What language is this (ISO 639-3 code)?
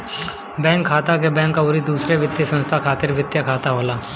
bho